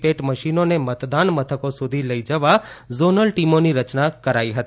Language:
Gujarati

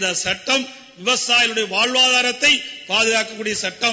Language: Tamil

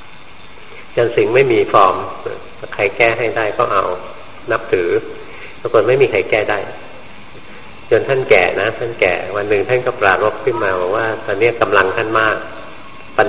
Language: Thai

